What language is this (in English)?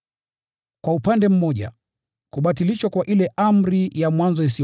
Swahili